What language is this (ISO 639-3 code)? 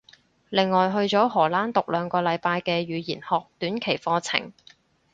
yue